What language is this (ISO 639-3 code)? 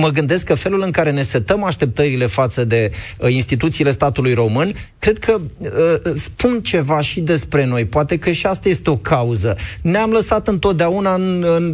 ron